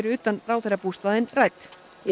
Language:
Icelandic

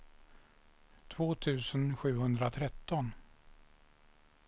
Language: Swedish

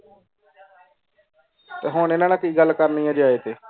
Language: Punjabi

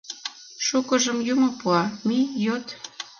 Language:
Mari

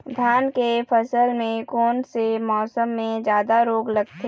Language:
Chhattisgarhi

